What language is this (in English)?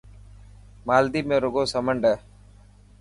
Dhatki